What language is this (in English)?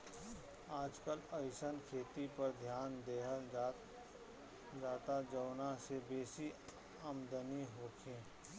Bhojpuri